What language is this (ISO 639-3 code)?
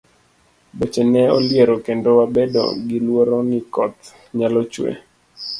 luo